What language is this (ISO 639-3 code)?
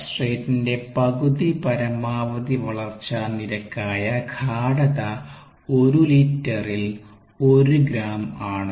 mal